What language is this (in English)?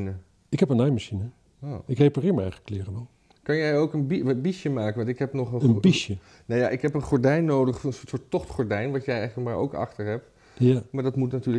Dutch